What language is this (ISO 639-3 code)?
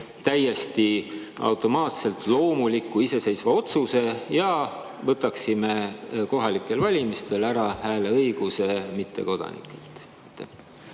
est